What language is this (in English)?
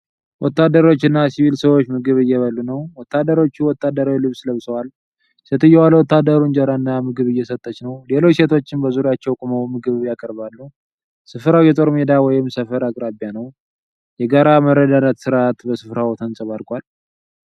Amharic